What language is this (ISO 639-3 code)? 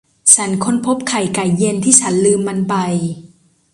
tha